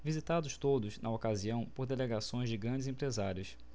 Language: Portuguese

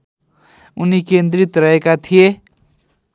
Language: Nepali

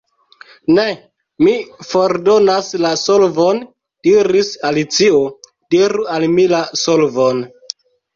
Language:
Esperanto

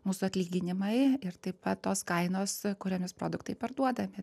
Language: Lithuanian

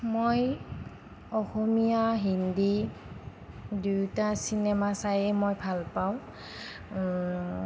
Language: Assamese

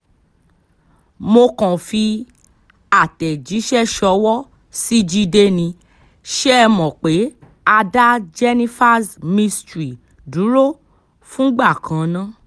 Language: Yoruba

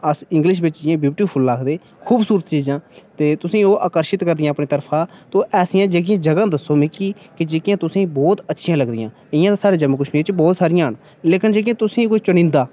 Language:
Dogri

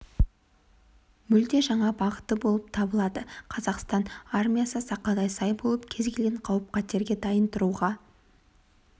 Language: Kazakh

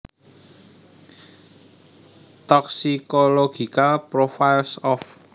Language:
Javanese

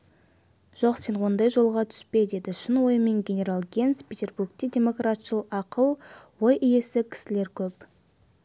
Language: Kazakh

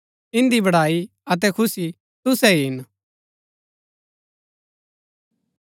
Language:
Gaddi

